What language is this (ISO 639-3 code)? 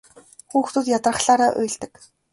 mon